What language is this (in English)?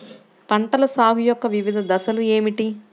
Telugu